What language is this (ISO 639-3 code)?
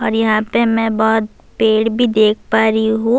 urd